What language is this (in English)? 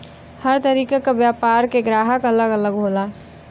Bhojpuri